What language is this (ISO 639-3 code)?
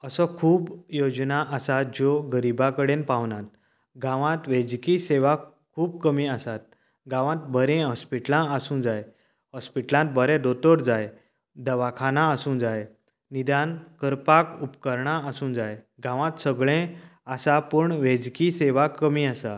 kok